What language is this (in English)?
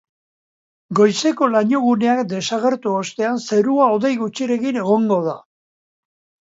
Basque